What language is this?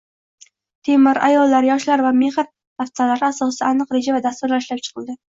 Uzbek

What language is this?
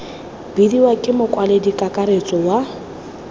Tswana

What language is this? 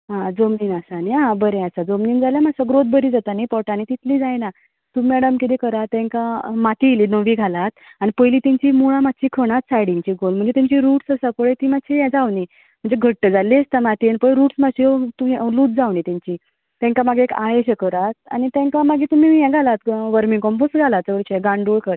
Konkani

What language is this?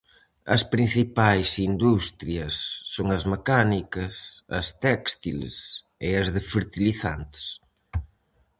Galician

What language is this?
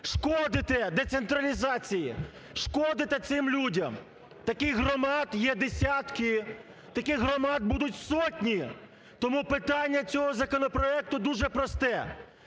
Ukrainian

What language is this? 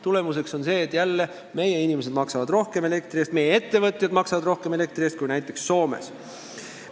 Estonian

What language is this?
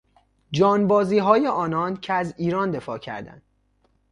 Persian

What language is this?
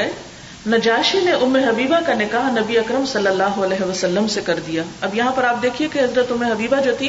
Urdu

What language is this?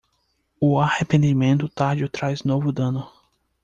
Portuguese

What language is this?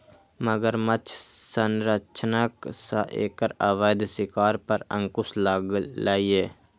Maithili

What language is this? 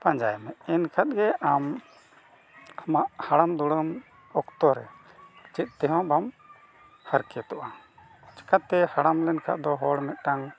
Santali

